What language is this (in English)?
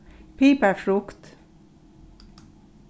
Faroese